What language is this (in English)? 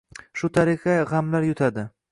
Uzbek